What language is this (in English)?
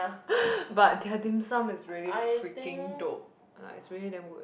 English